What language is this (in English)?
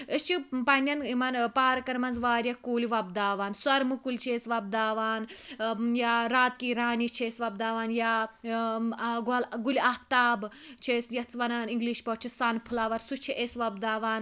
Kashmiri